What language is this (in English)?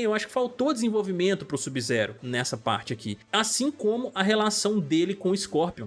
Portuguese